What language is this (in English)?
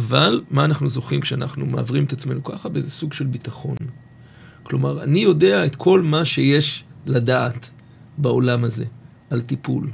Hebrew